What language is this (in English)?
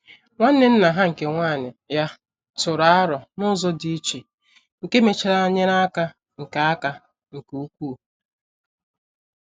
Igbo